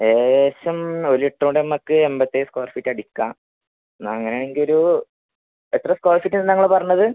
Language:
Malayalam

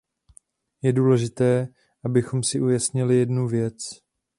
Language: Czech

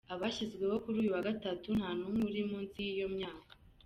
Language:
Kinyarwanda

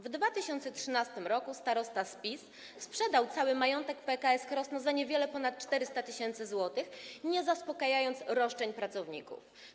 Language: Polish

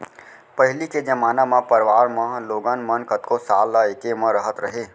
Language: Chhattisgarhi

